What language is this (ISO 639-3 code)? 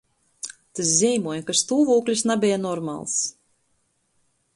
ltg